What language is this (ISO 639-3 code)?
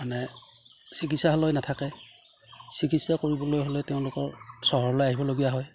asm